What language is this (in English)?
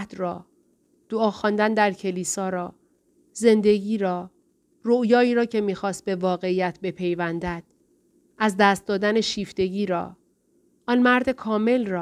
Persian